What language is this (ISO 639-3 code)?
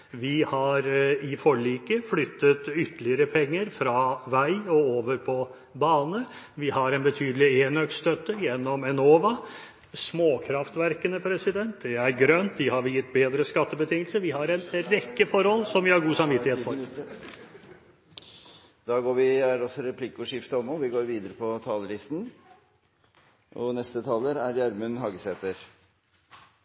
nor